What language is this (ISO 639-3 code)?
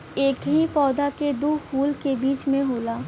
bho